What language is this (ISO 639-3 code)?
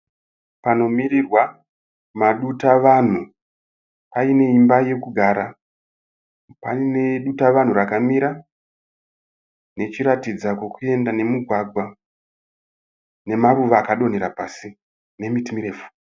sna